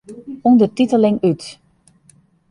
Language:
Western Frisian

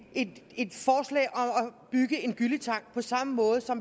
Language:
Danish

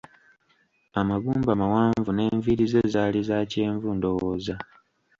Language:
Ganda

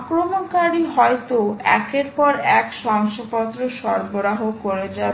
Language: Bangla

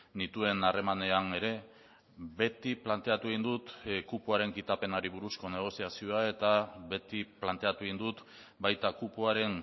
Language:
Basque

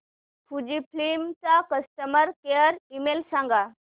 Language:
Marathi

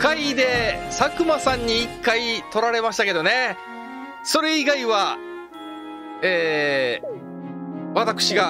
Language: Japanese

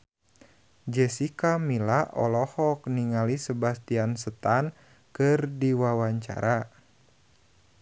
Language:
Sundanese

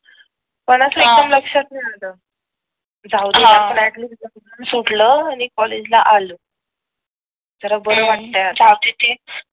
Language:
Marathi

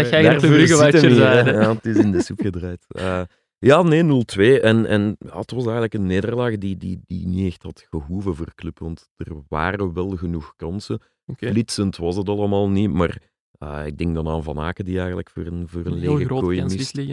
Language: Dutch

